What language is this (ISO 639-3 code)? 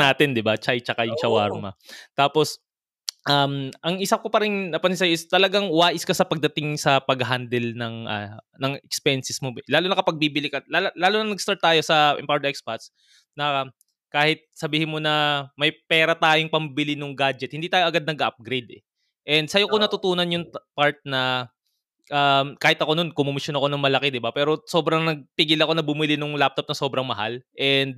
fil